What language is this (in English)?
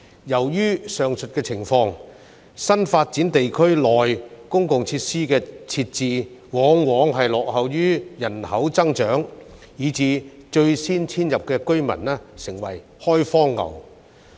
Cantonese